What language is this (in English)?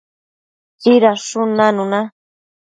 Matsés